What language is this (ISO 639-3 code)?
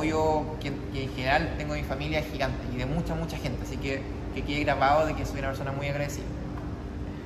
spa